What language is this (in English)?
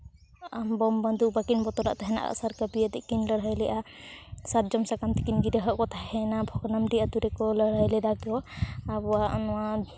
Santali